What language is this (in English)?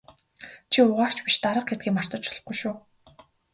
Mongolian